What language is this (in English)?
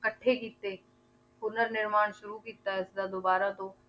Punjabi